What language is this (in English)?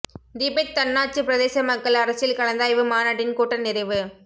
Tamil